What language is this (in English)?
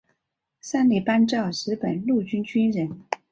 Chinese